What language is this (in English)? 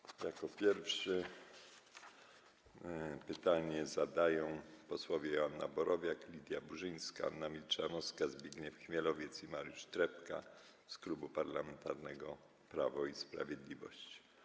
Polish